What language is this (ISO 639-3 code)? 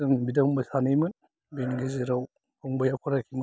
brx